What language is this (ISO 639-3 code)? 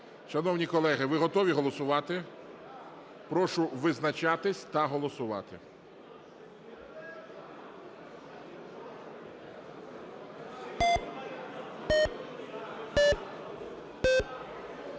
ukr